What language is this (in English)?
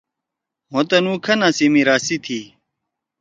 Torwali